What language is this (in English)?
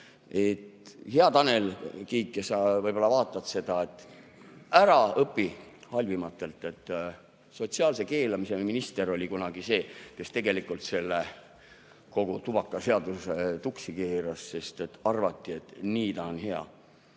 Estonian